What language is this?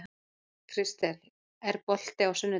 Icelandic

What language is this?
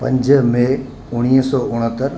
Sindhi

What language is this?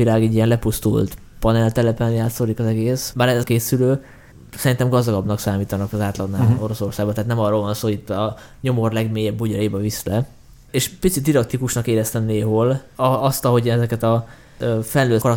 Hungarian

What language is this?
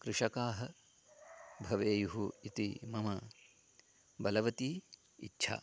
Sanskrit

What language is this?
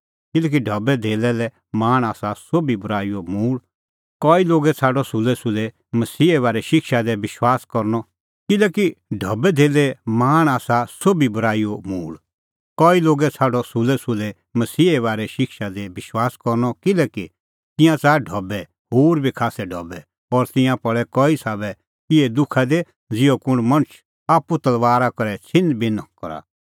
Kullu Pahari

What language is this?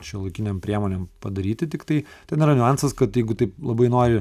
Lithuanian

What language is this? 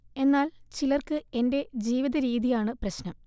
Malayalam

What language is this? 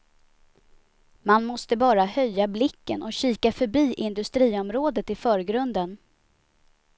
Swedish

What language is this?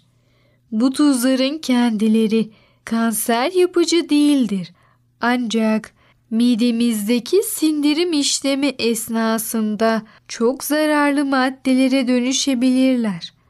Turkish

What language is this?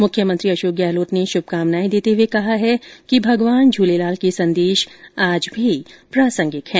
Hindi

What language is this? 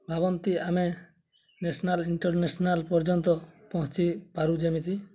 Odia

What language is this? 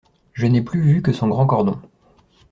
French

